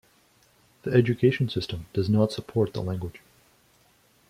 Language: English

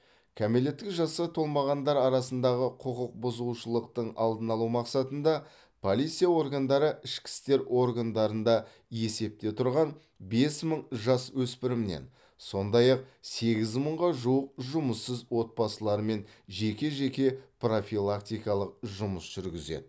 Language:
Kazakh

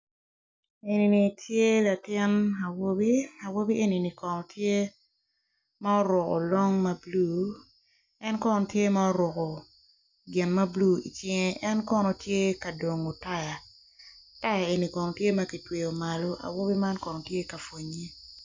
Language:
Acoli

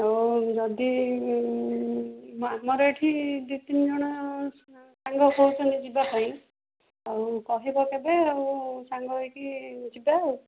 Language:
Odia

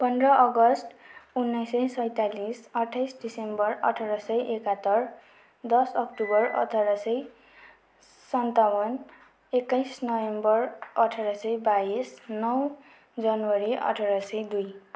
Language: Nepali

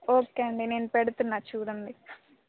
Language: Telugu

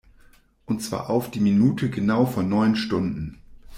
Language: German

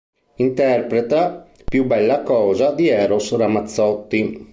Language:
Italian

